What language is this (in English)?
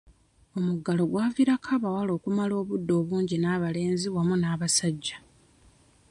Ganda